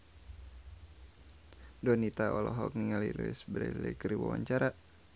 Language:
Sundanese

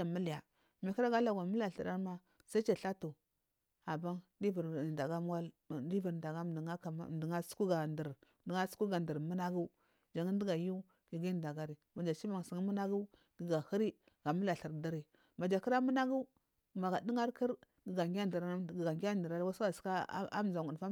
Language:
Marghi South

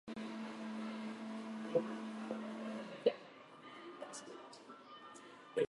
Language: Japanese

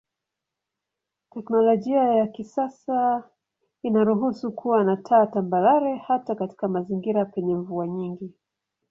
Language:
Swahili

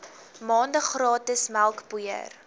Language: Afrikaans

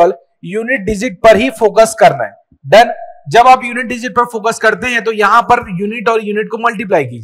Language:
Hindi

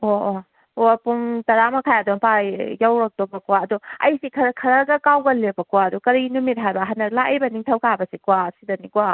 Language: Manipuri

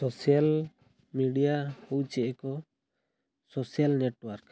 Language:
Odia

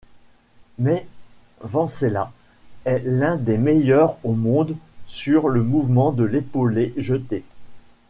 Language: French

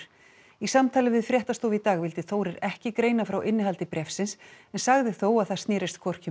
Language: Icelandic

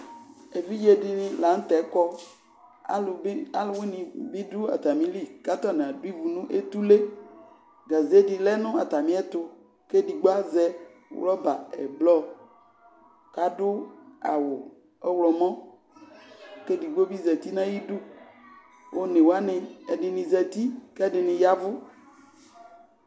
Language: Ikposo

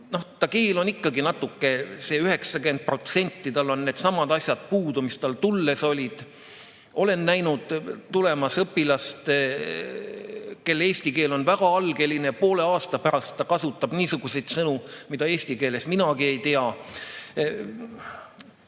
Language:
Estonian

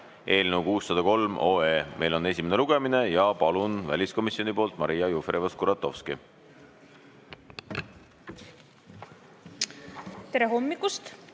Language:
Estonian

